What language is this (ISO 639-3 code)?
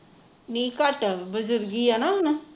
pan